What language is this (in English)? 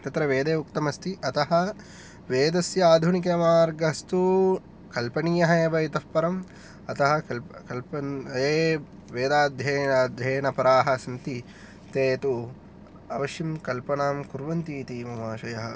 Sanskrit